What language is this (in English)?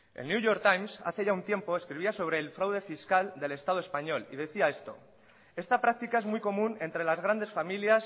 Spanish